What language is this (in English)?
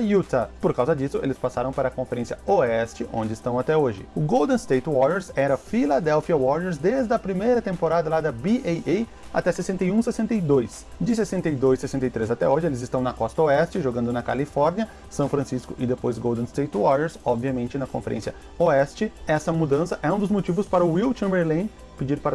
Portuguese